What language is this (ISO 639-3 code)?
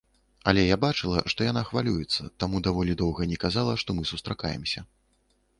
bel